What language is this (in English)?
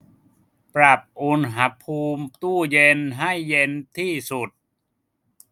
Thai